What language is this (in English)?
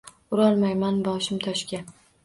Uzbek